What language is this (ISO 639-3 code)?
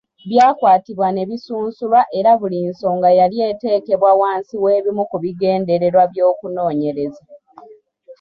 lug